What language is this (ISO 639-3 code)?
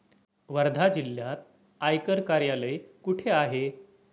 mar